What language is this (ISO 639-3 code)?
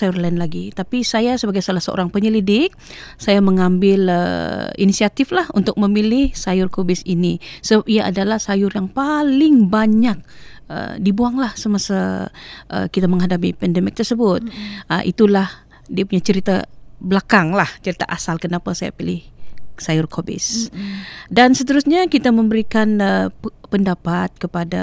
msa